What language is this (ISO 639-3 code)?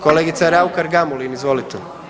hrv